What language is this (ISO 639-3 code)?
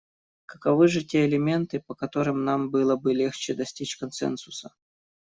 rus